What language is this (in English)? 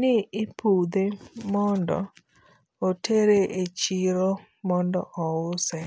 Luo (Kenya and Tanzania)